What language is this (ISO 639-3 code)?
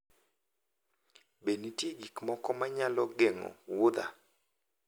luo